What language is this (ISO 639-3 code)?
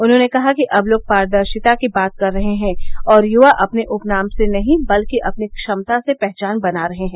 hin